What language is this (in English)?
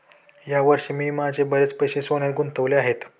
Marathi